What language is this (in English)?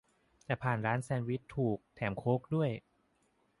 Thai